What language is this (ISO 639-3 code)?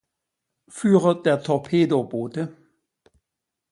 deu